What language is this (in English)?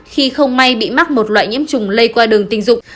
Vietnamese